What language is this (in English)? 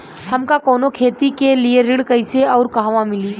Bhojpuri